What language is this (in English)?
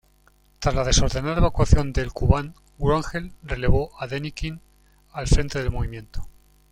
Spanish